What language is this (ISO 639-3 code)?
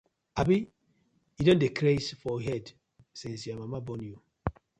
pcm